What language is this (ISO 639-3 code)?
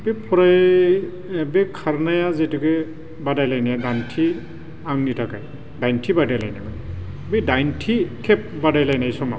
brx